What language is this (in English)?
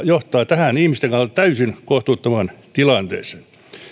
Finnish